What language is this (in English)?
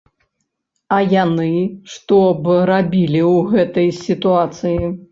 Belarusian